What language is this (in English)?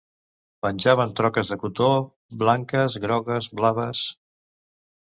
Catalan